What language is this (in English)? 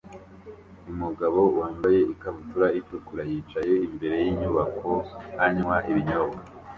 Kinyarwanda